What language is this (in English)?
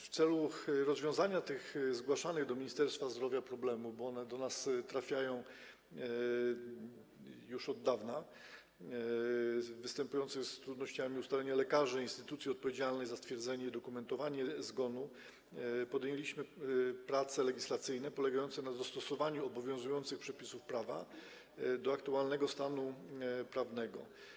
Polish